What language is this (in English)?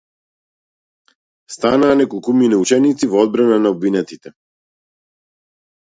Macedonian